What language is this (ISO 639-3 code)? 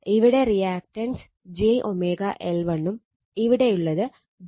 mal